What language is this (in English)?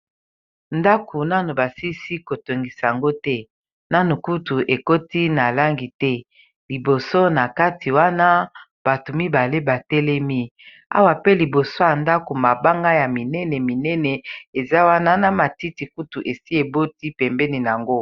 Lingala